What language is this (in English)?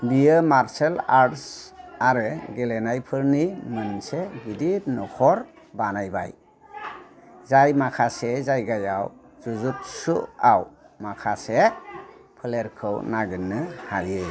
Bodo